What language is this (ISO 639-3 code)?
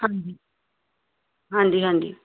pan